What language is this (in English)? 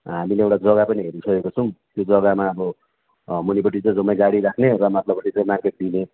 Nepali